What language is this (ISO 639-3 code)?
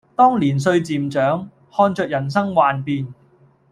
yue